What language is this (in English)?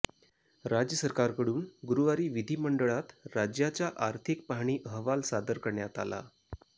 Marathi